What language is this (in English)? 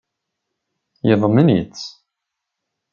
Kabyle